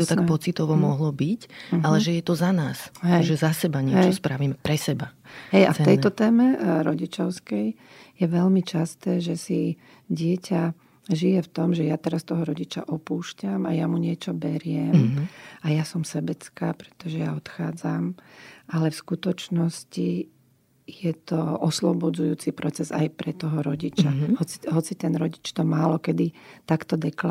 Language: Slovak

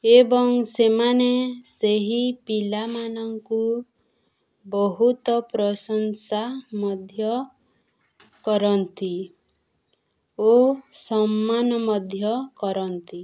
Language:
Odia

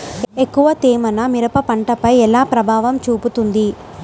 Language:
Telugu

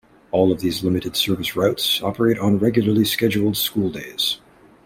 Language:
English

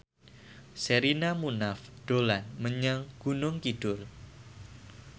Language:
Javanese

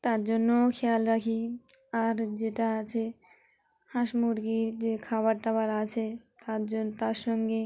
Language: Bangla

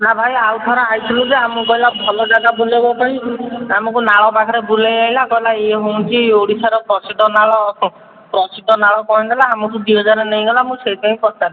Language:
Odia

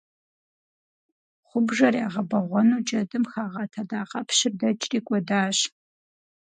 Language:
Kabardian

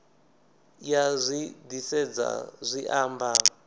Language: Venda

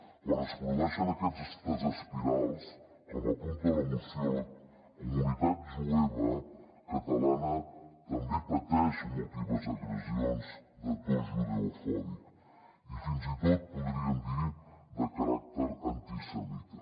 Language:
Catalan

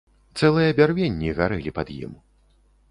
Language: Belarusian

